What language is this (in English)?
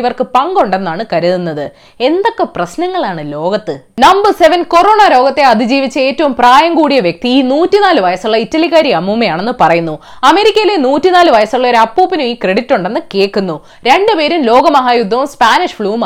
Malayalam